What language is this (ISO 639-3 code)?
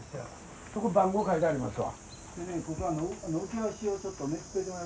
jpn